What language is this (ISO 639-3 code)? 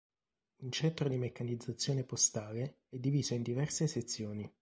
ita